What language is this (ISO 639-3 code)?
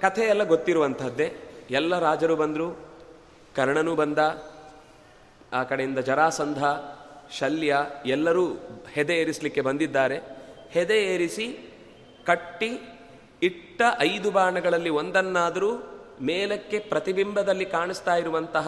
kan